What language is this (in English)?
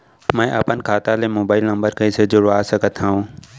Chhattisgarhi